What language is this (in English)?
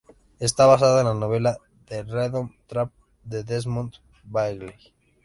Spanish